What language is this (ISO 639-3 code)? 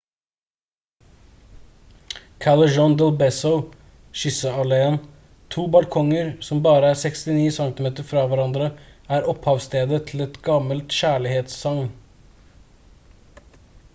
nob